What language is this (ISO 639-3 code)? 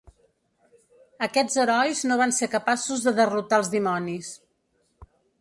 cat